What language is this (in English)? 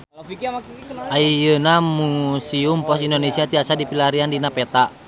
Sundanese